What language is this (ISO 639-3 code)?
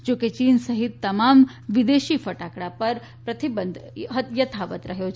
guj